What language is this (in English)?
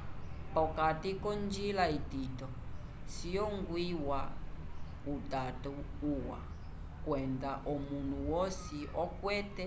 Umbundu